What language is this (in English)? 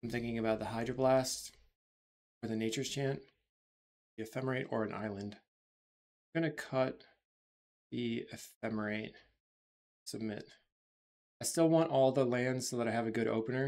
English